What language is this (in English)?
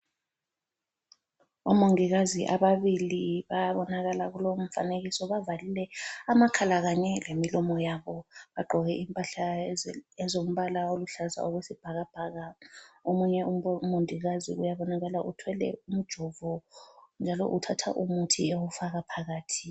North Ndebele